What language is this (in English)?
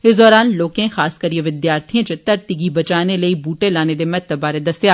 Dogri